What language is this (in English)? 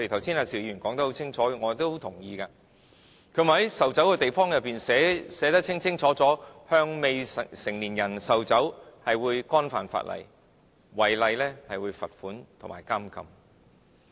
Cantonese